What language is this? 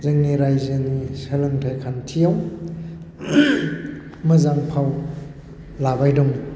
Bodo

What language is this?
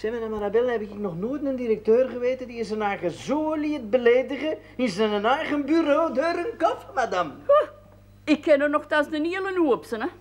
Dutch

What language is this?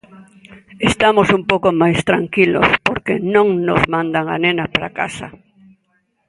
Galician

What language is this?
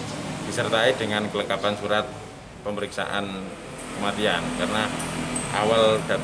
Indonesian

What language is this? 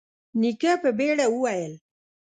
Pashto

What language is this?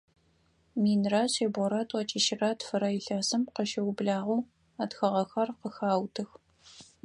Adyghe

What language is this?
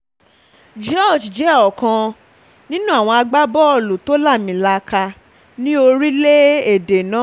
Yoruba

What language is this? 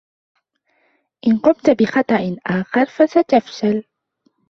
Arabic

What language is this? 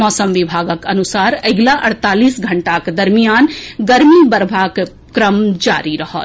Maithili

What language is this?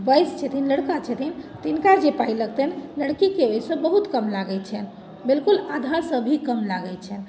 Maithili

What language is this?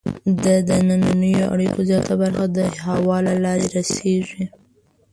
Pashto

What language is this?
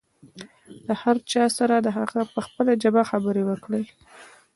Pashto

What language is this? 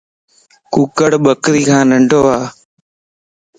Lasi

